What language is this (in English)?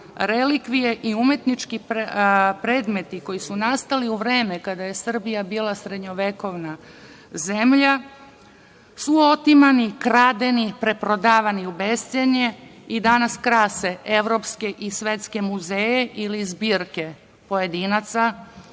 Serbian